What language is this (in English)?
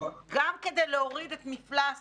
Hebrew